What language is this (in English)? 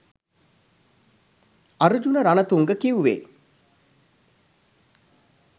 Sinhala